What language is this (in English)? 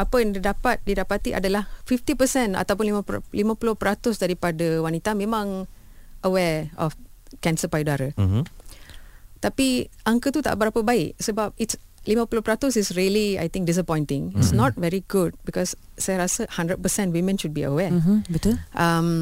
Malay